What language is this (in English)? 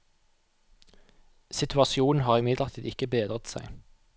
Norwegian